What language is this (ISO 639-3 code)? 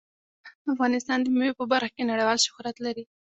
pus